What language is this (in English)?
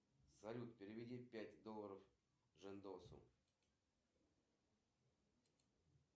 Russian